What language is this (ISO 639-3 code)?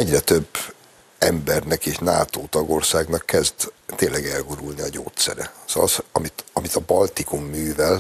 hun